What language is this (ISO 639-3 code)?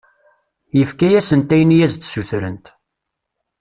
kab